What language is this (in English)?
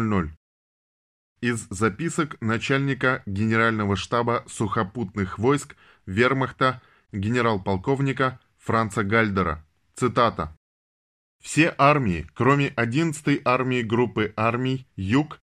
Russian